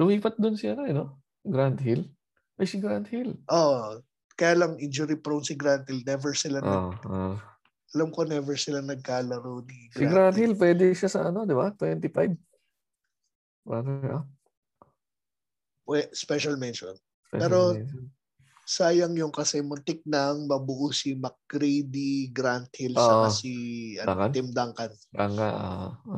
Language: Filipino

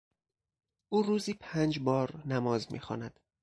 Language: Persian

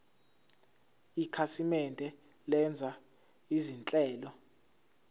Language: Zulu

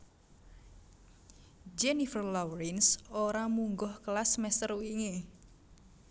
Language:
Javanese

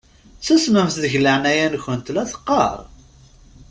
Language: Kabyle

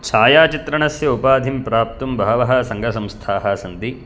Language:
Sanskrit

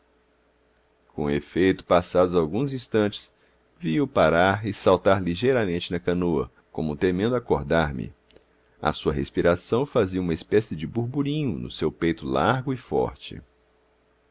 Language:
Portuguese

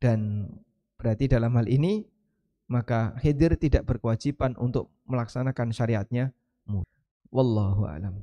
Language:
Indonesian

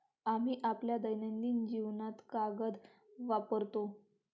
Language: Marathi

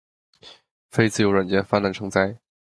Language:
Chinese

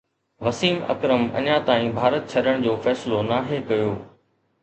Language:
Sindhi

